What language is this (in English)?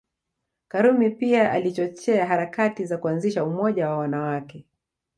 Swahili